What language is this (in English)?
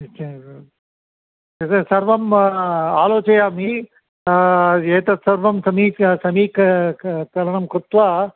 Sanskrit